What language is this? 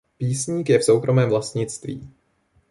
Czech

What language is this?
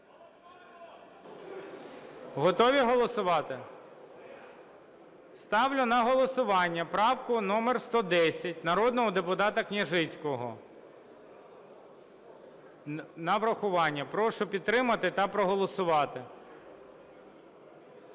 Ukrainian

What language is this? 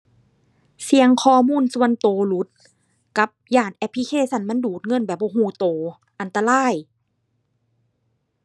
Thai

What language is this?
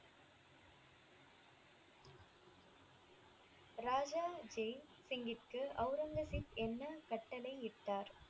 Tamil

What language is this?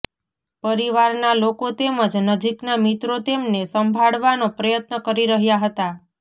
Gujarati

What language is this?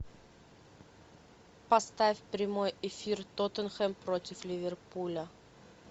Russian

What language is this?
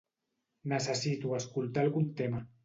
Catalan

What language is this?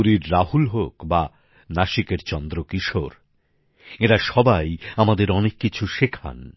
Bangla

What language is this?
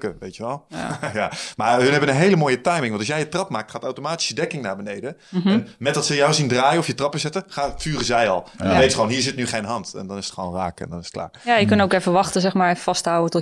Dutch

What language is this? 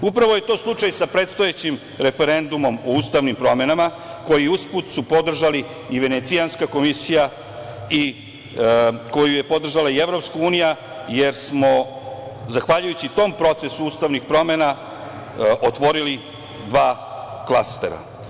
Serbian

